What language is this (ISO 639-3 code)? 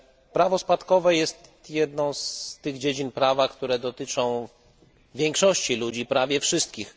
pol